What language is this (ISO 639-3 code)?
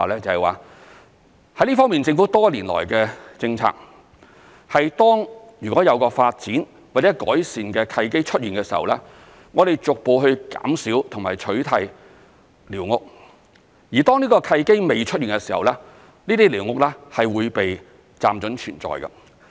yue